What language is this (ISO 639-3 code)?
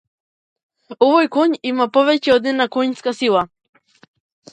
mkd